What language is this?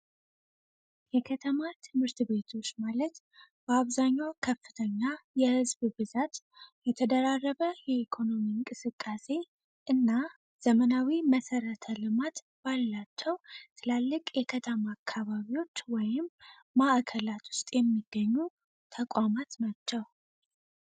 Amharic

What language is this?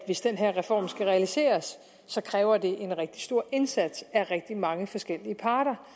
Danish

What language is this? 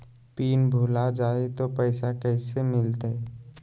Magahi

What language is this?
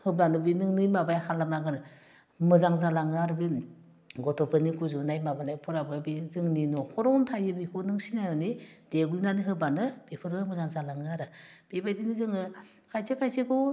Bodo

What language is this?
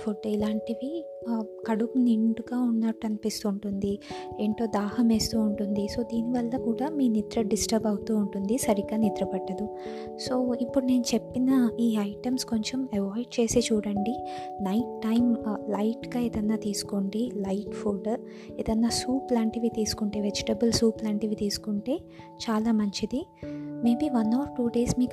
Telugu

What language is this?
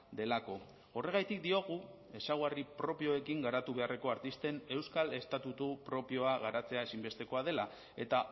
Basque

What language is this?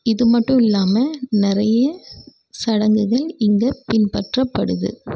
Tamil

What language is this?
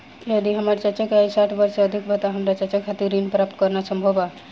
Bhojpuri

